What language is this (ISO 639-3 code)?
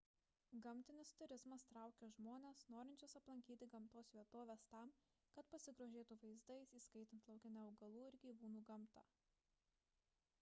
lit